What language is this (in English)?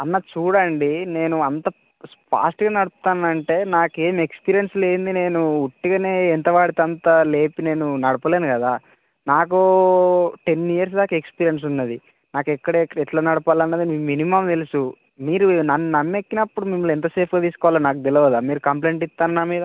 Telugu